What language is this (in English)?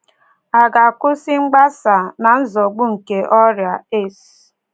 Igbo